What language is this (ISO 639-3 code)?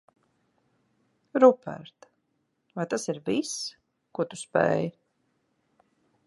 lav